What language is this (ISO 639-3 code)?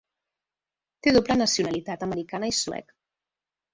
cat